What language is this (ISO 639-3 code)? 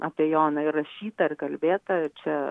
lit